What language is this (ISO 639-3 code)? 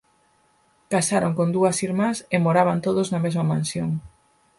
glg